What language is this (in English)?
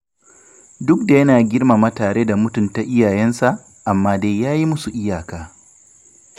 Hausa